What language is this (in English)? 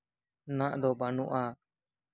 Santali